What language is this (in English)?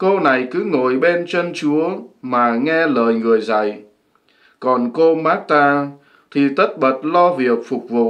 Vietnamese